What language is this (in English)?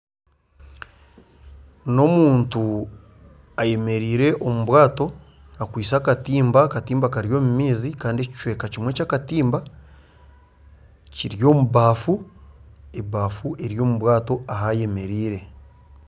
Nyankole